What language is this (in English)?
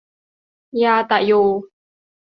Thai